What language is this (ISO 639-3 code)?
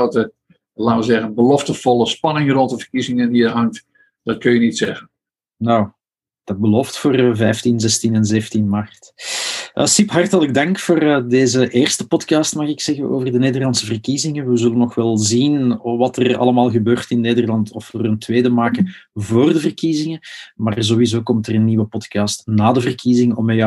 nld